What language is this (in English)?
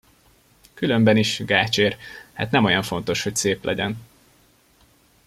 Hungarian